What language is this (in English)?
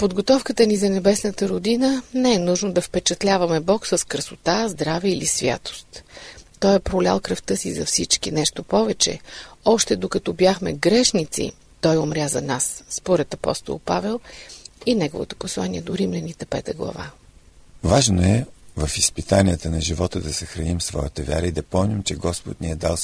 Bulgarian